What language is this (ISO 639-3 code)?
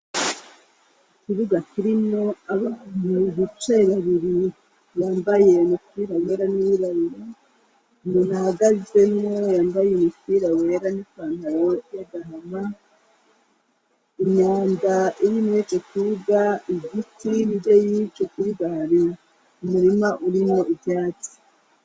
run